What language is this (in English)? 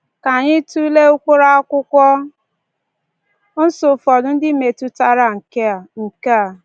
Igbo